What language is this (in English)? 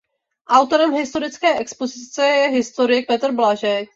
Czech